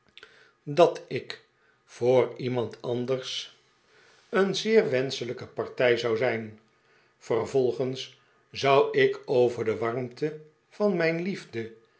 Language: Dutch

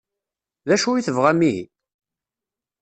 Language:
Kabyle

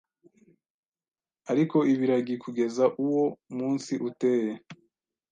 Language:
Kinyarwanda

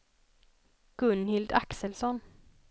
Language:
Swedish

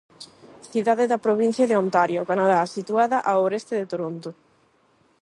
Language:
Galician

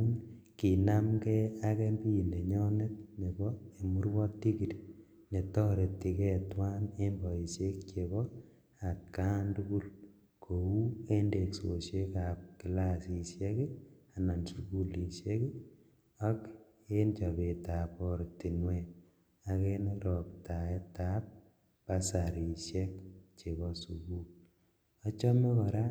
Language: Kalenjin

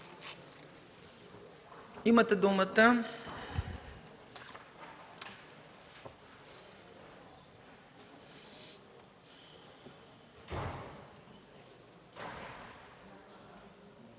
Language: Bulgarian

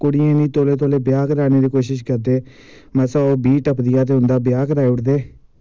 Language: Dogri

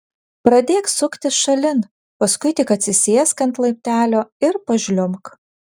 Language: Lithuanian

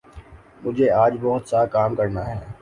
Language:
Urdu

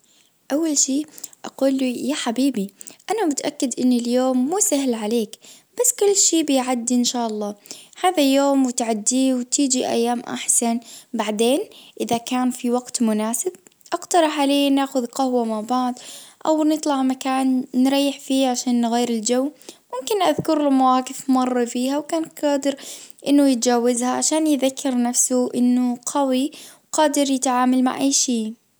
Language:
Najdi Arabic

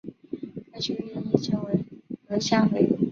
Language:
Chinese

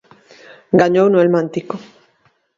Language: Galician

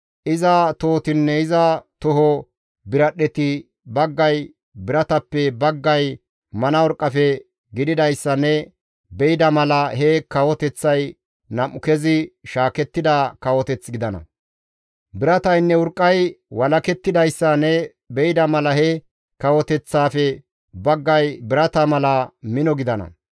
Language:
Gamo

